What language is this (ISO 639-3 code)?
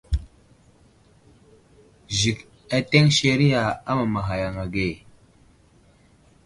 udl